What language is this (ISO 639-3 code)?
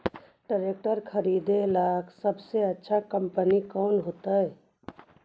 mag